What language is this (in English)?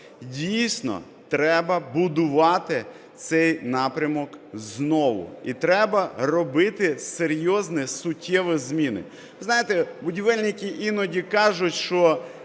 Ukrainian